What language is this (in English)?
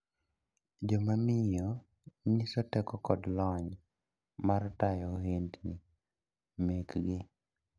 Luo (Kenya and Tanzania)